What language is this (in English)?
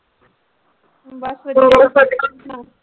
Punjabi